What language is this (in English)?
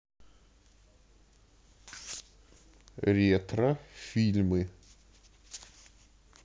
Russian